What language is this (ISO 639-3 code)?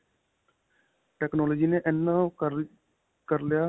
pan